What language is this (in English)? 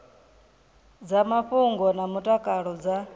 Venda